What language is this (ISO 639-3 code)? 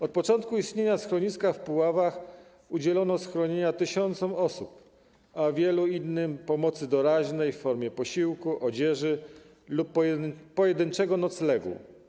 pol